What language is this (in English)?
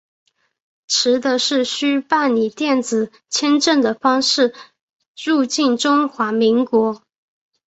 Chinese